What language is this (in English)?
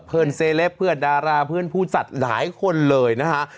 Thai